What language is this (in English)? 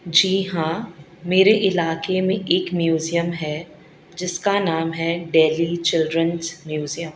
Urdu